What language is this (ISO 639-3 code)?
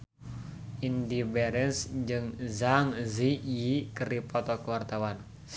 sun